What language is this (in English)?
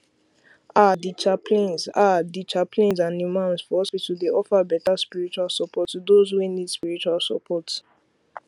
Nigerian Pidgin